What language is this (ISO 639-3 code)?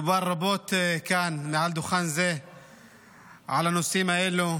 heb